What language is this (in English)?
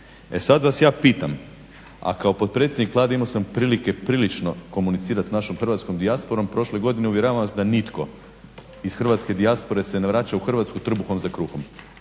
Croatian